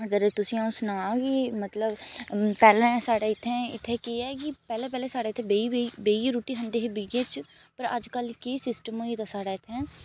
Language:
Dogri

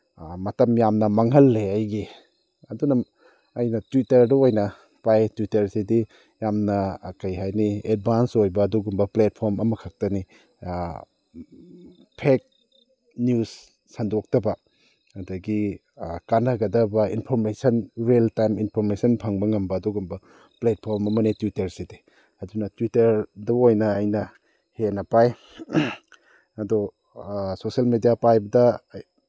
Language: Manipuri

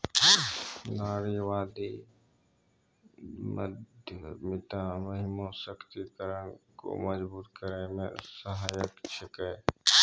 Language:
Maithili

